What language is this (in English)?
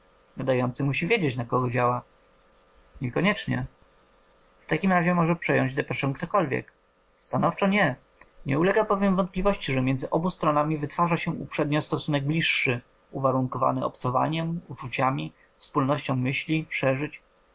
Polish